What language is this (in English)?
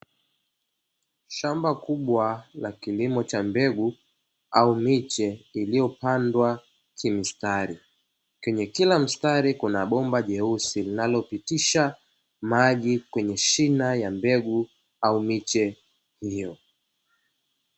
Swahili